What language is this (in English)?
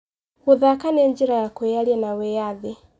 Kikuyu